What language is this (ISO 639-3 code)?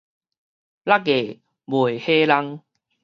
nan